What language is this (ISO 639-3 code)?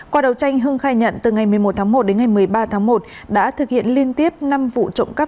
vie